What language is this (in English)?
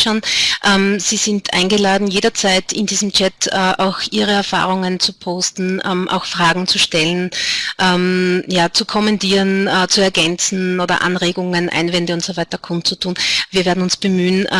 German